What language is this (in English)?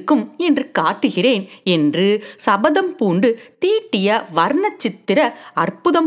Tamil